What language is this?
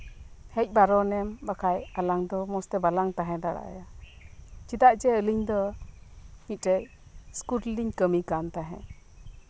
Santali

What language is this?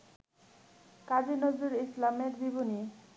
Bangla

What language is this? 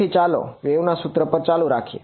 Gujarati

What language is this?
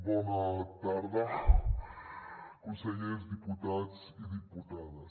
Catalan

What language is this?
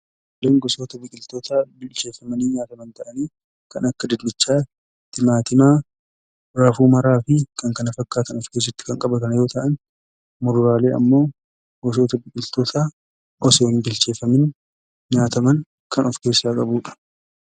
Oromo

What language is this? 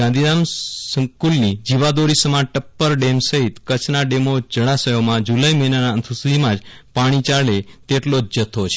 Gujarati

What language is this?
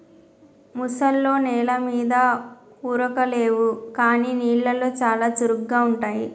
Telugu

